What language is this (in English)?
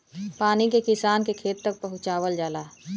Bhojpuri